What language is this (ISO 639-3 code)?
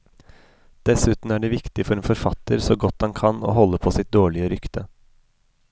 nor